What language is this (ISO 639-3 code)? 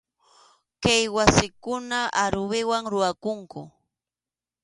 qxu